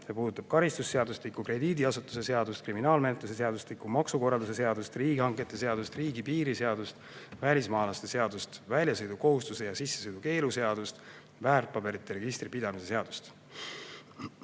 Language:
Estonian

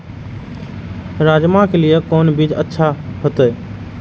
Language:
Maithili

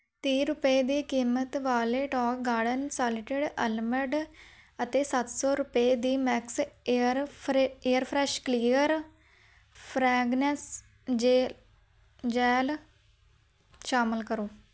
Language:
Punjabi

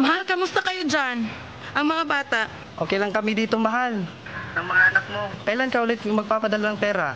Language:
Filipino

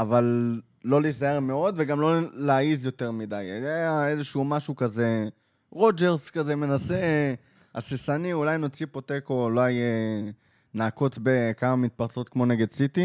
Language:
Hebrew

